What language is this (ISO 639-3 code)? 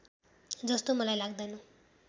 nep